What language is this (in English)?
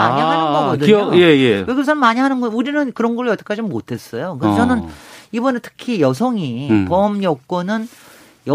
Korean